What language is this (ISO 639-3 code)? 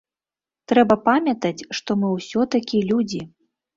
bel